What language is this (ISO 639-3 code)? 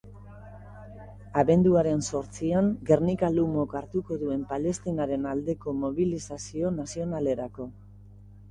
eus